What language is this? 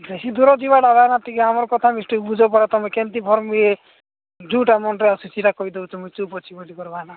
Odia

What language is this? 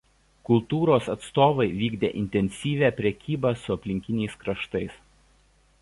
Lithuanian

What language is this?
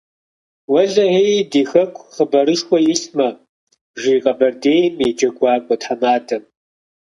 Kabardian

